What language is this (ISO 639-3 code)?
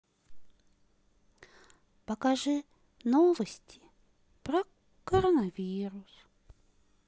rus